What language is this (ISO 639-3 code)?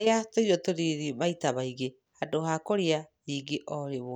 kik